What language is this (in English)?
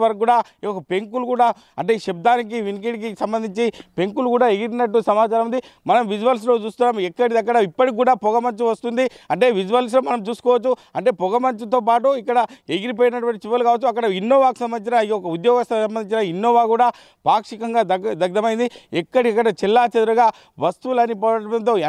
Telugu